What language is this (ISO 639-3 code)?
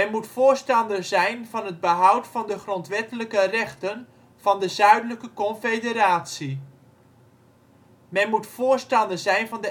nld